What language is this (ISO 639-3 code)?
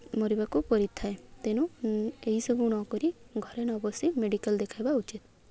ori